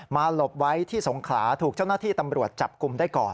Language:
Thai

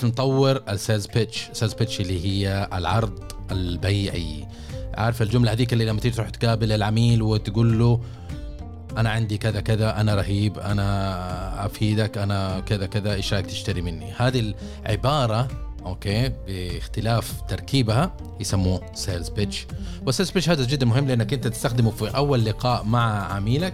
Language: Arabic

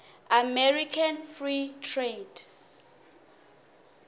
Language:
Tsonga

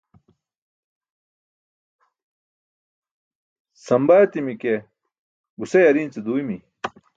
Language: Burushaski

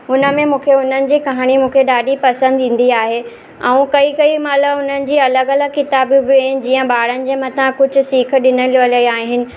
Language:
Sindhi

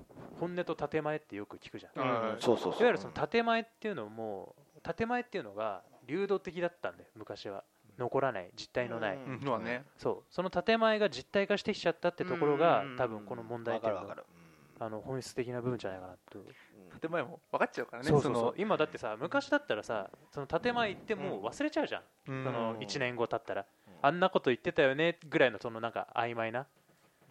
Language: Japanese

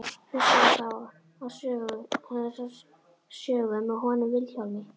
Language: Icelandic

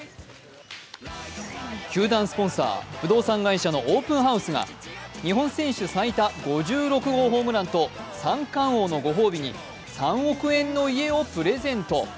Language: Japanese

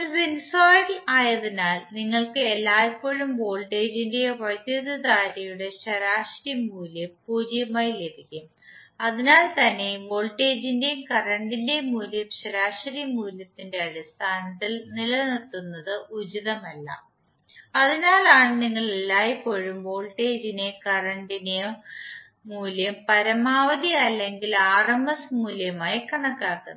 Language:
Malayalam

